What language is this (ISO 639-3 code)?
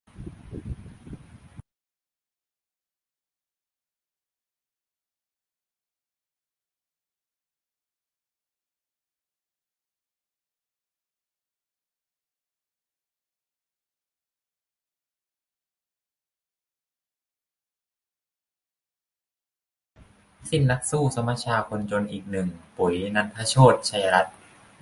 tha